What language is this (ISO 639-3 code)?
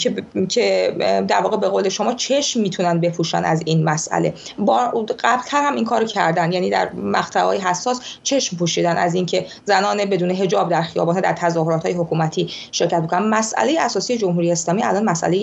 fas